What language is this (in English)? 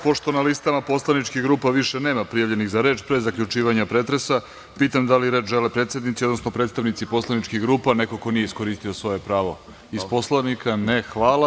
Serbian